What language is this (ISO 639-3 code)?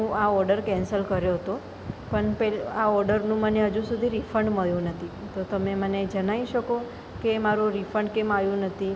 guj